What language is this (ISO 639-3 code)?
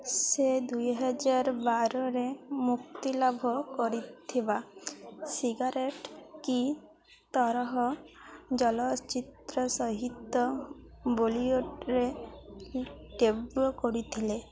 ori